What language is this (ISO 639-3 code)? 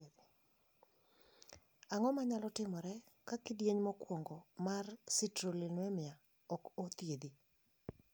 luo